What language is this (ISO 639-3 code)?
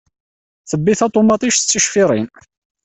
kab